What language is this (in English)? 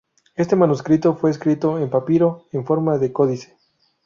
Spanish